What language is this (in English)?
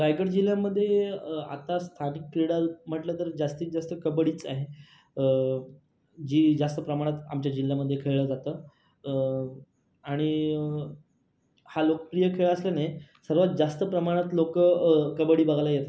Marathi